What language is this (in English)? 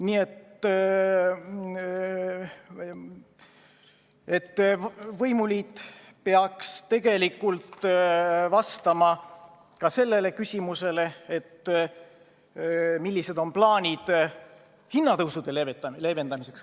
Estonian